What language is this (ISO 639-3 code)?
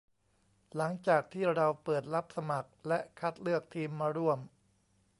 tha